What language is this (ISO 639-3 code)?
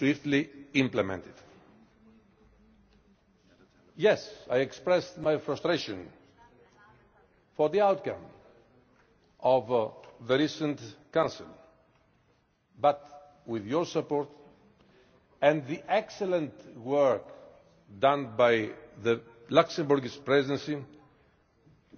eng